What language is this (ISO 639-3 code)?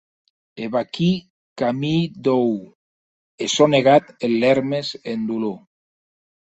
oci